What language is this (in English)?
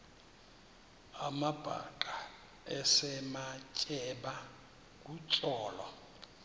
Xhosa